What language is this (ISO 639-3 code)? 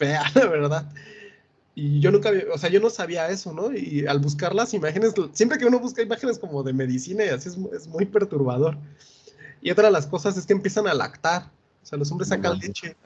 spa